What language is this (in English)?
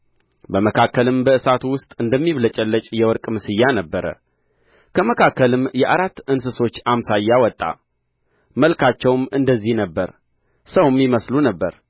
Amharic